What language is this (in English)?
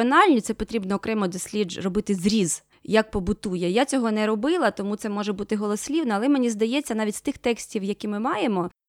Ukrainian